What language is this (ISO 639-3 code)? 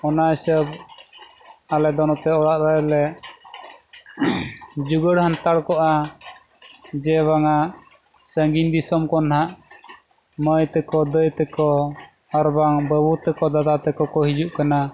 sat